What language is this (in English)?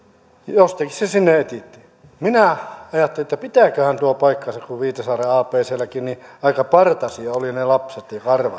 Finnish